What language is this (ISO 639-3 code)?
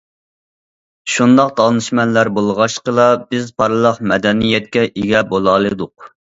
uig